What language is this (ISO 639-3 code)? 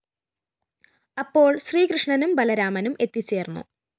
mal